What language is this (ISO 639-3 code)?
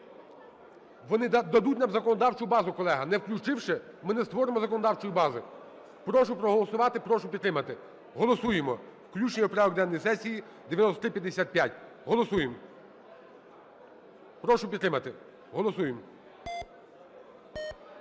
ukr